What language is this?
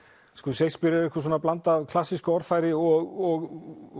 Icelandic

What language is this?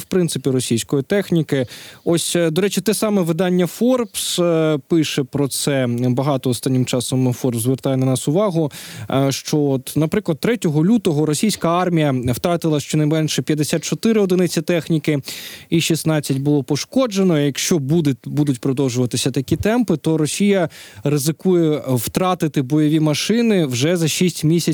Ukrainian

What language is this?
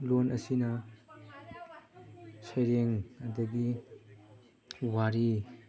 Manipuri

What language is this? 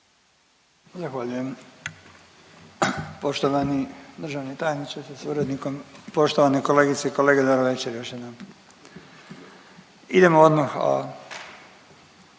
Croatian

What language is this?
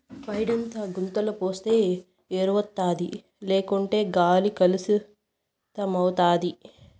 Telugu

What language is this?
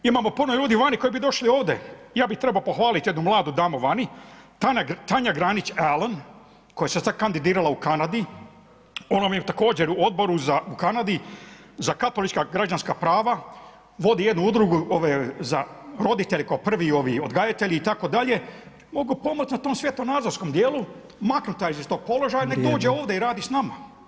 Croatian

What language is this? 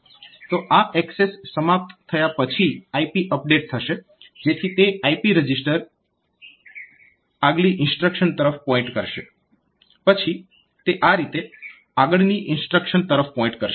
Gujarati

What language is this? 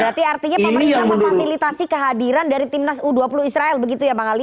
Indonesian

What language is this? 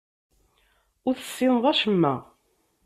Kabyle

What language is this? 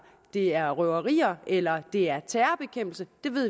Danish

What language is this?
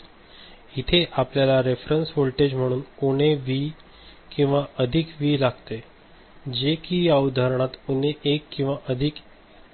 Marathi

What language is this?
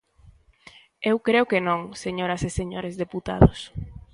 Galician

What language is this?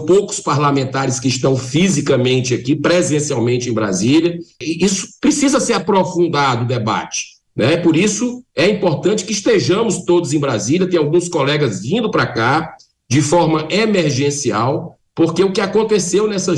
Portuguese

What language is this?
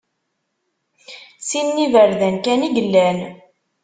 Kabyle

